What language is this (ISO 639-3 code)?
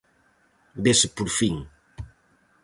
glg